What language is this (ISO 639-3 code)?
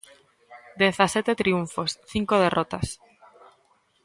glg